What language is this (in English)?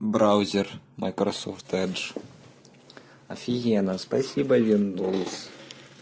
Russian